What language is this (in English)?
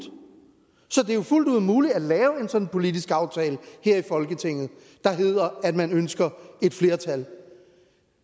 Danish